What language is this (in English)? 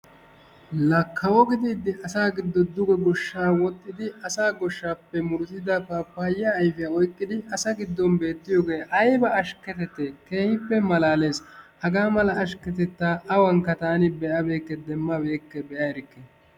Wolaytta